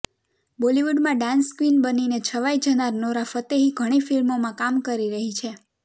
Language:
Gujarati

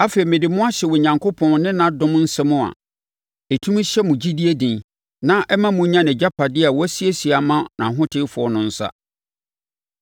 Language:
Akan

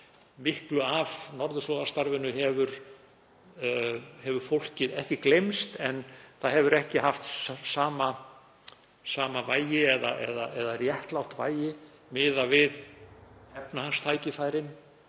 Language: Icelandic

